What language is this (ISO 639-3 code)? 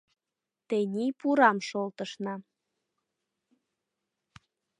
chm